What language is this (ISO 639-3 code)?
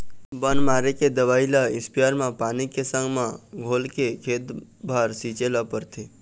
hne